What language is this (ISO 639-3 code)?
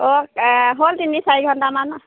asm